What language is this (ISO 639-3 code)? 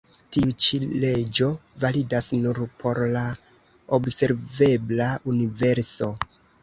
epo